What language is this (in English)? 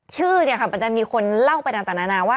Thai